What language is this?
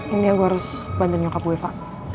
Indonesian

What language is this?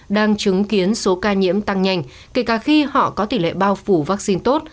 Vietnamese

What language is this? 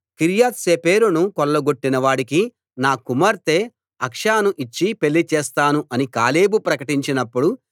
Telugu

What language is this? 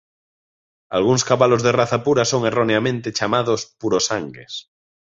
Galician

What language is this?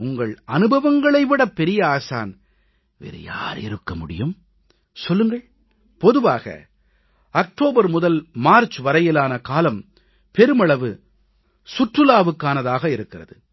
Tamil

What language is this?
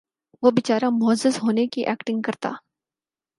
Urdu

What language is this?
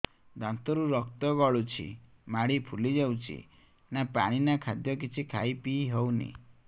Odia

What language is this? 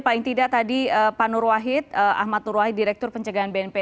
Indonesian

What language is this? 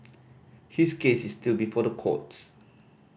English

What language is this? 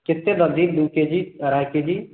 Maithili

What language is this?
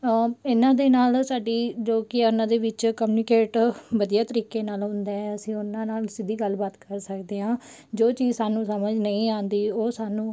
Punjabi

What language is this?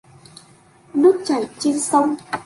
Vietnamese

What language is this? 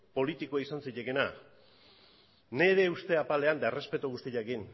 Basque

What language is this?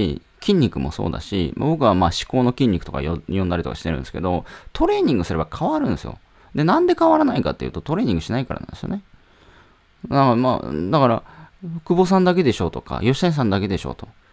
Japanese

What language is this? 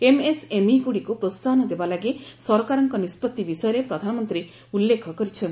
Odia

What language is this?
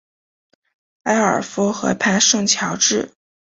Chinese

